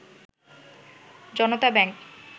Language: Bangla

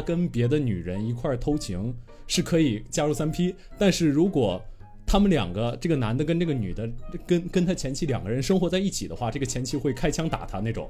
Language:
Chinese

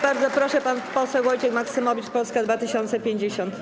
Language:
Polish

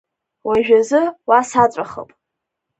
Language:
Abkhazian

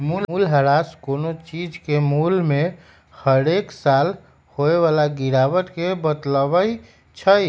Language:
Magahi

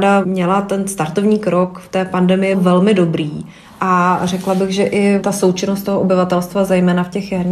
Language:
Czech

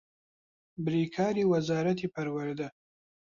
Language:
Central Kurdish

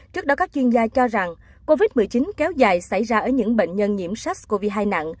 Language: Vietnamese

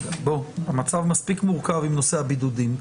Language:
Hebrew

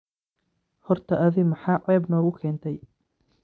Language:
Somali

